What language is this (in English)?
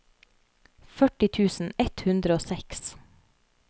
Norwegian